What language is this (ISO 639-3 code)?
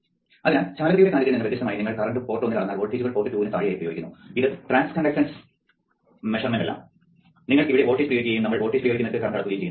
mal